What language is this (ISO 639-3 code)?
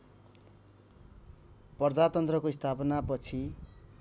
nep